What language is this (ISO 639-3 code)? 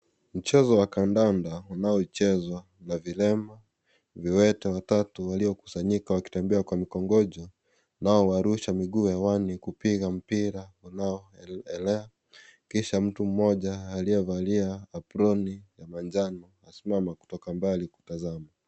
swa